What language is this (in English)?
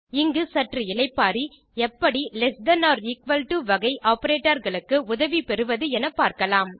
Tamil